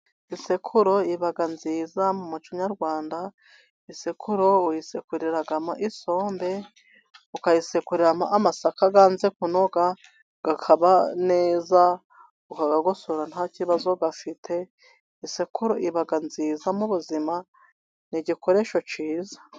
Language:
Kinyarwanda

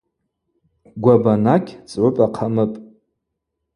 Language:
Abaza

